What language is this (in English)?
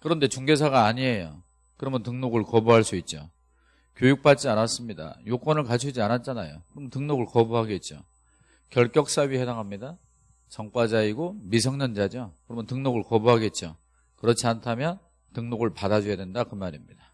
Korean